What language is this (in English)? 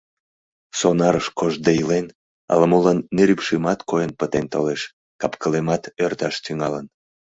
Mari